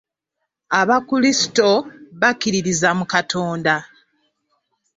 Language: Ganda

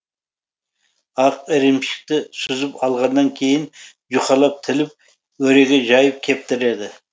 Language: Kazakh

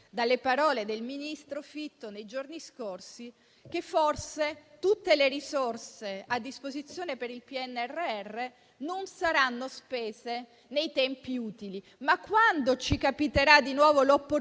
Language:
Italian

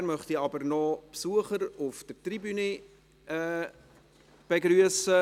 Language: Swiss German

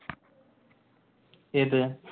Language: Malayalam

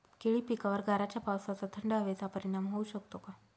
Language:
Marathi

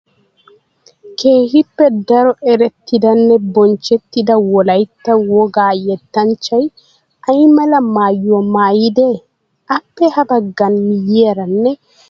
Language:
Wolaytta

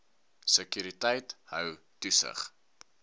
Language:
Afrikaans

